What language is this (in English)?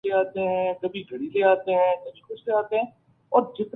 Urdu